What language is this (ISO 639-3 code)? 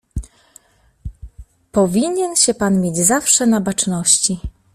pol